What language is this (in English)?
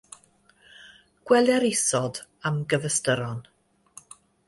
Welsh